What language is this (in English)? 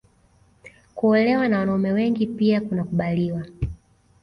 Swahili